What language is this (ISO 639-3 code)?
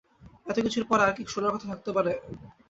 ben